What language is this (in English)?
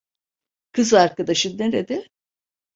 Turkish